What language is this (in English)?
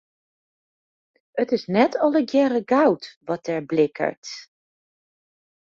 Western Frisian